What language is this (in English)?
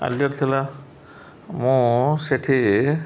Odia